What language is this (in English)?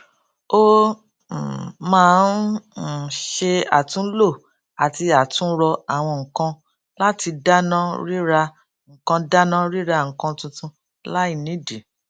Yoruba